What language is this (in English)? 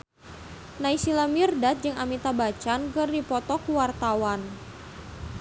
Sundanese